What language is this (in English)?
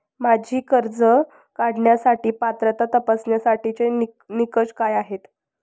Marathi